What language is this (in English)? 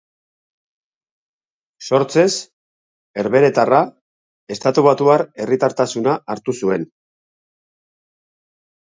Basque